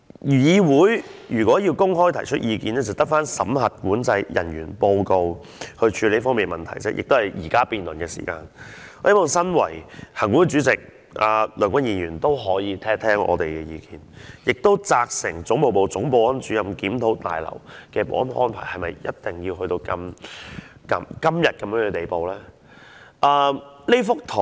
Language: Cantonese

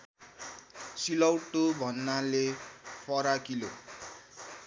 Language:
Nepali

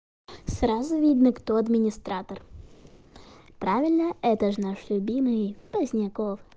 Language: Russian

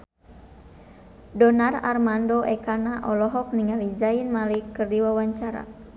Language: Sundanese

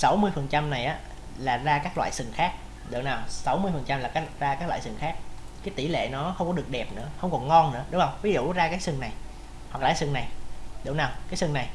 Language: Vietnamese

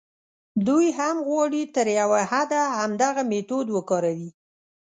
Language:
Pashto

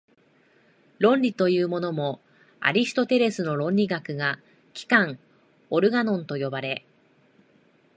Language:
Japanese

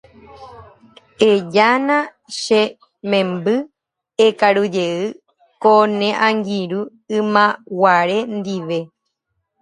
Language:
Guarani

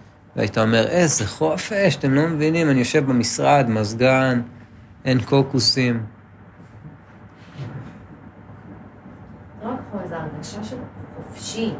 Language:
Hebrew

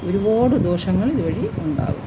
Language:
Malayalam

